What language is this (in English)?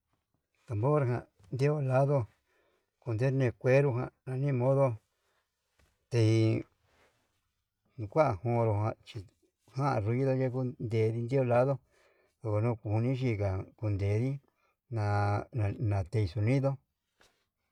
Yutanduchi Mixtec